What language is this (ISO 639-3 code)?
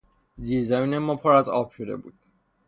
fas